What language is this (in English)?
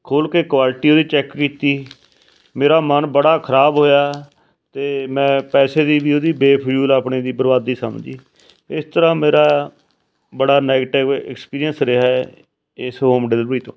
Punjabi